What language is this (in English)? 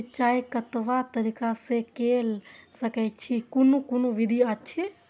Maithili